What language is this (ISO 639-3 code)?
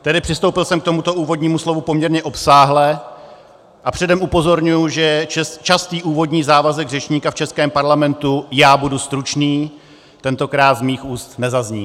ces